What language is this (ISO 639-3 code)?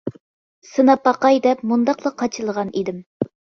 uig